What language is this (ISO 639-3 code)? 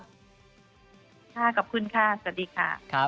tha